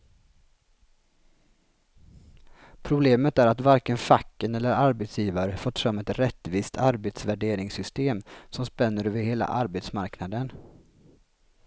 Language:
Swedish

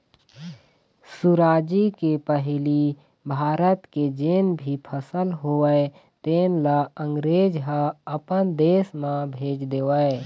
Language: Chhattisgarhi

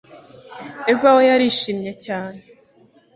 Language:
Kinyarwanda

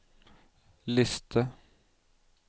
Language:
Norwegian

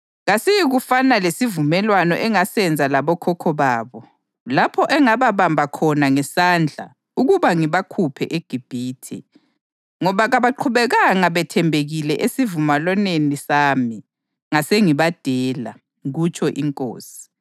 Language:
North Ndebele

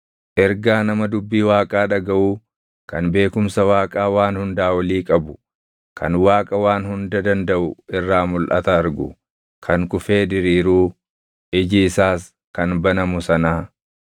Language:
Oromo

